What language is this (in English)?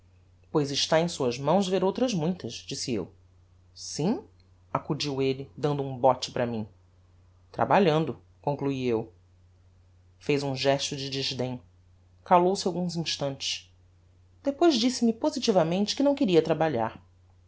Portuguese